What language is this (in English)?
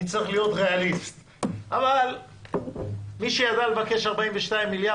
Hebrew